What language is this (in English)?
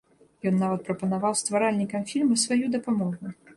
Belarusian